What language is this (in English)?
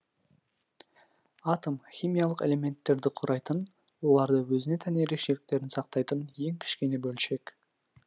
Kazakh